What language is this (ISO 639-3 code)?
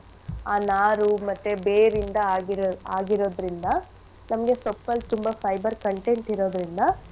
kan